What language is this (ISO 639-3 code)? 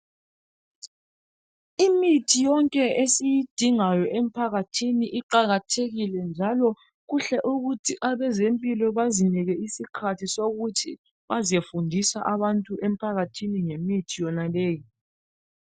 nde